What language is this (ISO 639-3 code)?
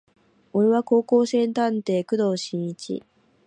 jpn